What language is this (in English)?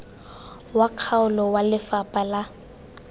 Tswana